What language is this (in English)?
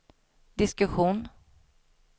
Swedish